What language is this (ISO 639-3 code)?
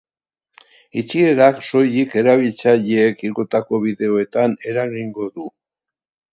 eus